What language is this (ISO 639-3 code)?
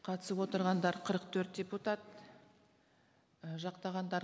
kaz